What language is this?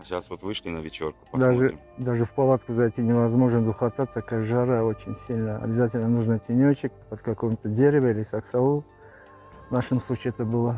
Russian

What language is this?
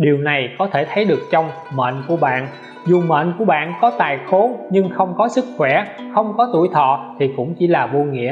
Vietnamese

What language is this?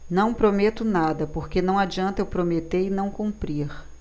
Portuguese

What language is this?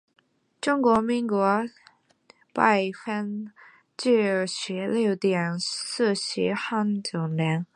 Chinese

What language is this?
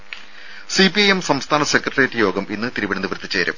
Malayalam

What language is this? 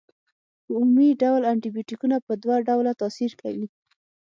Pashto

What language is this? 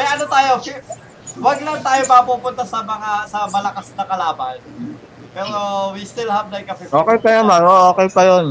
Filipino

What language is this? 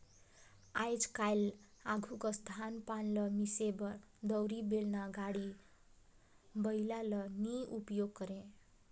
Chhattisgarhi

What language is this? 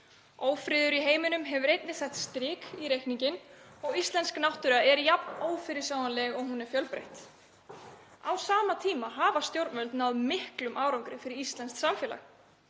Icelandic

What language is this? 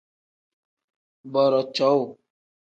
Tem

